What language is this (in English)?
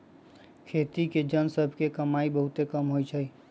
Magahi